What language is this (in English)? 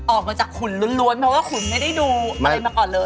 Thai